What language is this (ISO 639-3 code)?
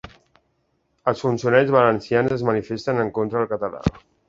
cat